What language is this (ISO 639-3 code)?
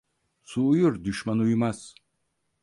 tur